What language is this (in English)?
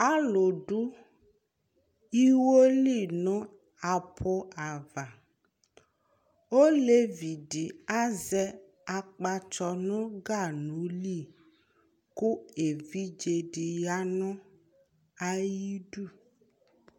Ikposo